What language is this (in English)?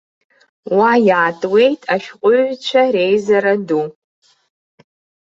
Abkhazian